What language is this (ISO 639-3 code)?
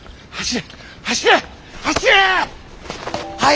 jpn